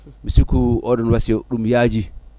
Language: Fula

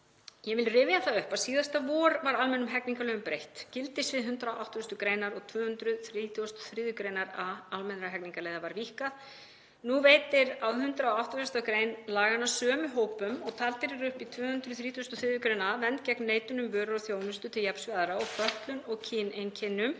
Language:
Icelandic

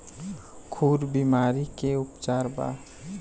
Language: Bhojpuri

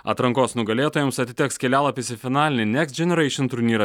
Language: Lithuanian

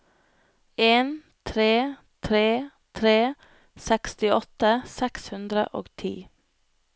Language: Norwegian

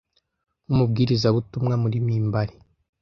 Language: Kinyarwanda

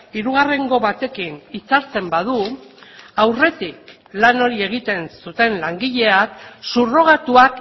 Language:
Basque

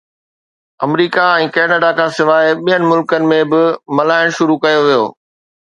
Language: Sindhi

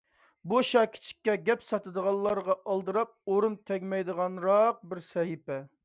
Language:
Uyghur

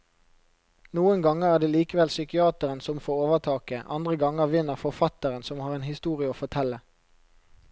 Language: Norwegian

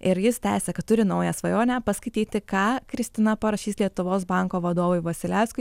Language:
Lithuanian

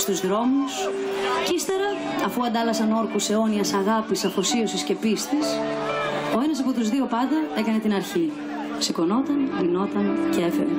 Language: Greek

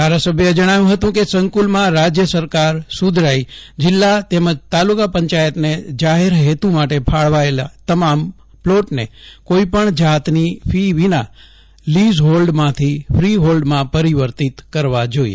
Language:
Gujarati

